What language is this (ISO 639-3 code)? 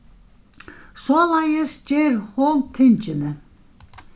fao